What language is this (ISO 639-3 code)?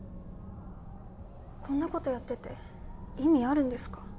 jpn